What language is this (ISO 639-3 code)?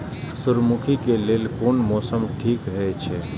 mai